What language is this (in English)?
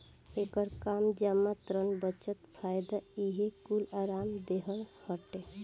Bhojpuri